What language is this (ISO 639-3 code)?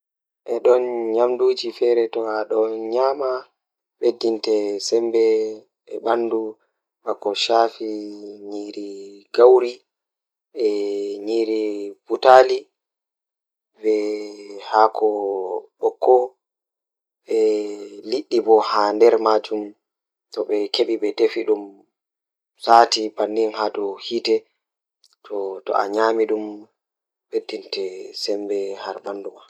ful